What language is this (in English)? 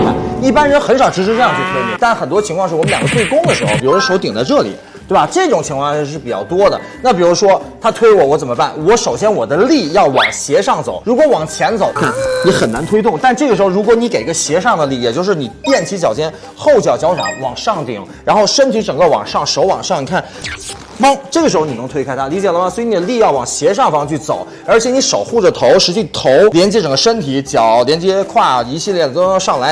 Chinese